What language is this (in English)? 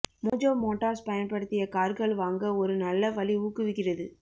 Tamil